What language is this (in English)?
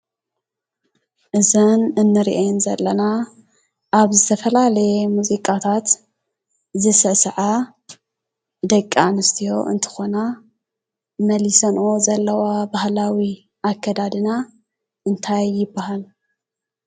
Tigrinya